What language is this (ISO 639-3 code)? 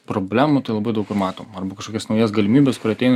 lit